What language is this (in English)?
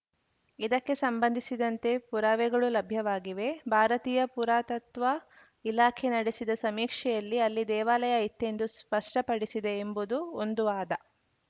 Kannada